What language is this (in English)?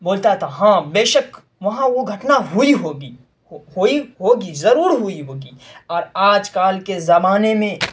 Urdu